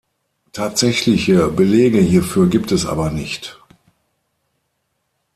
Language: German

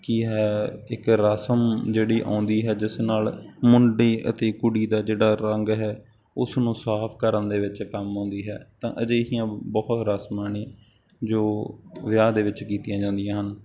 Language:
Punjabi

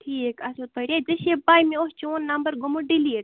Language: Kashmiri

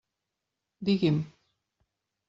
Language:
Catalan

